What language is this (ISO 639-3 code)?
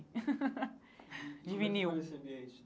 por